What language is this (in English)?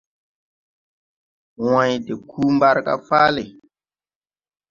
Tupuri